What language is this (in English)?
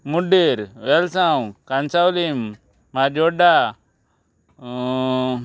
Konkani